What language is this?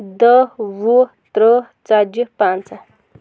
Kashmiri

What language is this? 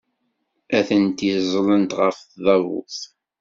Kabyle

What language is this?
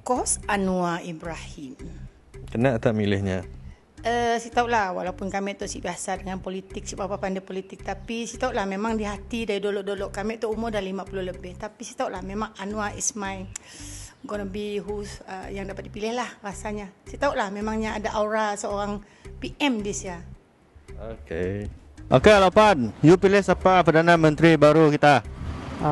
Malay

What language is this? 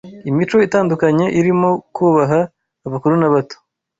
Kinyarwanda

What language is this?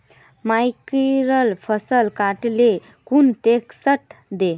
Magahi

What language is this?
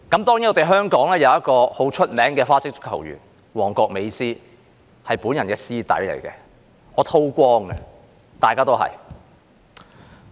Cantonese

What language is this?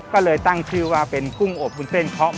Thai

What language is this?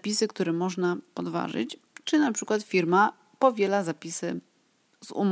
Polish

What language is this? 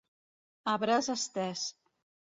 Catalan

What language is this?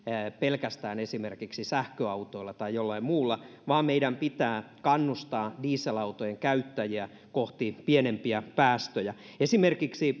Finnish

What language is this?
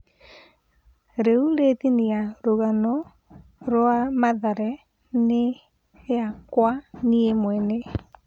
Kikuyu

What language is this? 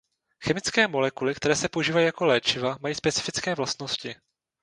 Czech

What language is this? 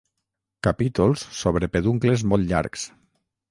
Catalan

